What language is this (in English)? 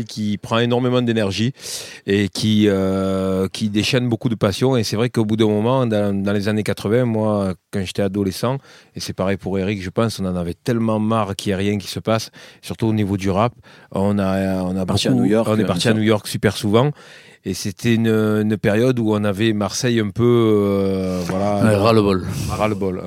French